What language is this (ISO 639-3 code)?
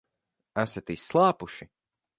lav